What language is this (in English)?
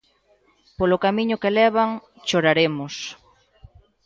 Galician